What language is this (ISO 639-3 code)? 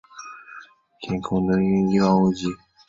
zho